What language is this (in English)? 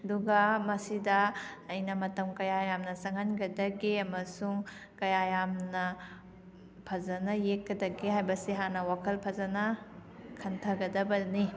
Manipuri